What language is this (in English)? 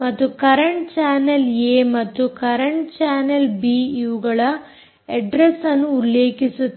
Kannada